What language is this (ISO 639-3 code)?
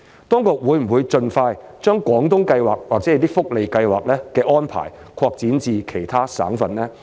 yue